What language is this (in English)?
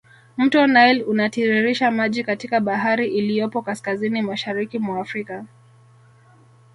Swahili